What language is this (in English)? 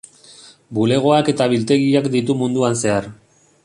Basque